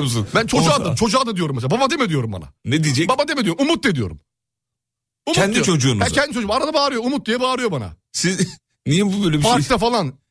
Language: Turkish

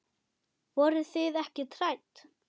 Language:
Icelandic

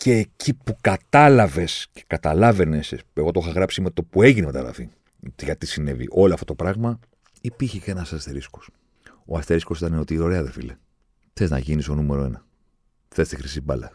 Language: Greek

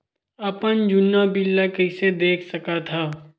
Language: Chhattisgarhi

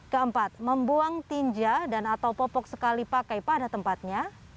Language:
Indonesian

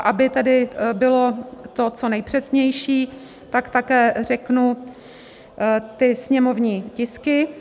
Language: Czech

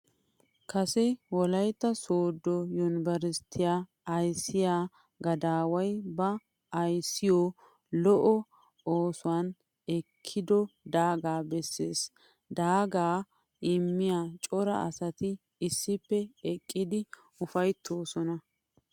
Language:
Wolaytta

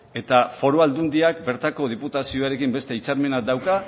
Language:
Basque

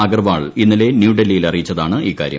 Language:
Malayalam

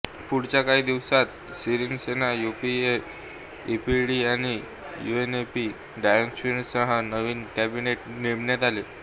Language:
Marathi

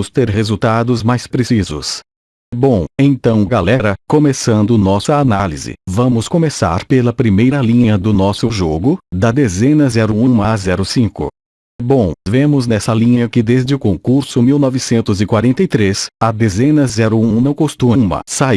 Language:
Portuguese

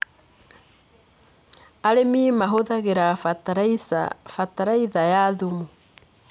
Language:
Kikuyu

